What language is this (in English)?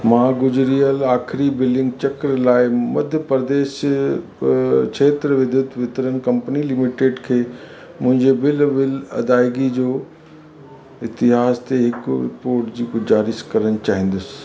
Sindhi